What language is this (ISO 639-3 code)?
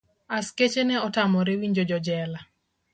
luo